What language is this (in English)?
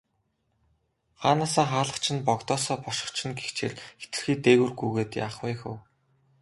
Mongolian